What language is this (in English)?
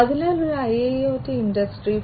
Malayalam